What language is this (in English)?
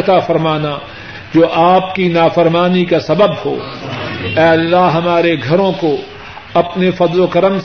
Urdu